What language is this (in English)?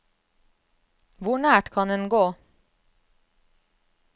Norwegian